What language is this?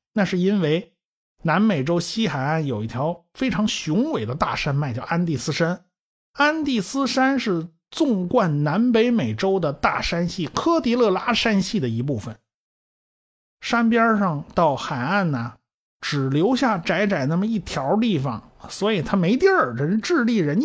Chinese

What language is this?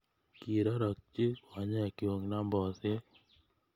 Kalenjin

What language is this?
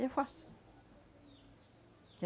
Portuguese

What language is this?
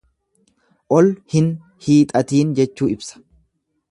Oromo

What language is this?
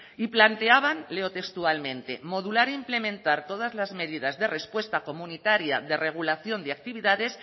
Spanish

